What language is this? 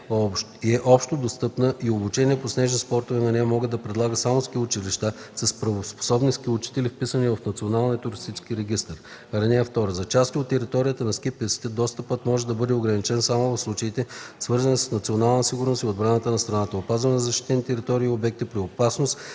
Bulgarian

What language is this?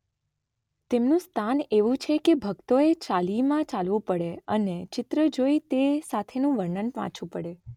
Gujarati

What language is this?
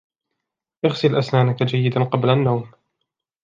Arabic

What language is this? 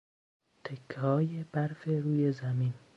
Persian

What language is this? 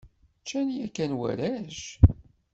Kabyle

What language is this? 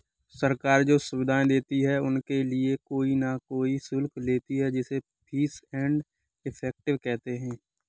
Hindi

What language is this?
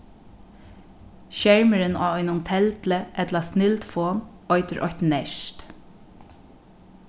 Faroese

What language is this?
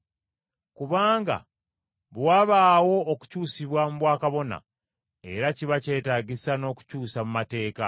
Ganda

